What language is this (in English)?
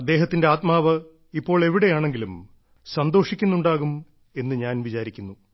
Malayalam